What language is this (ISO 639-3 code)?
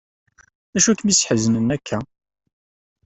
kab